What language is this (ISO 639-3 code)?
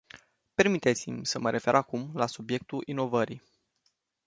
ron